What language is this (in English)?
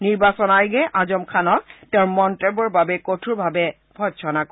Assamese